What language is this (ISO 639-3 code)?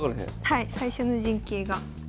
jpn